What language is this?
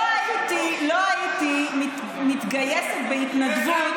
Hebrew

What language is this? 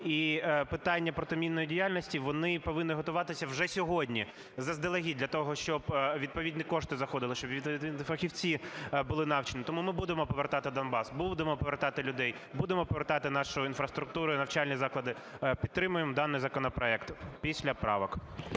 Ukrainian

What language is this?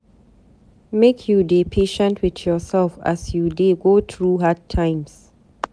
Nigerian Pidgin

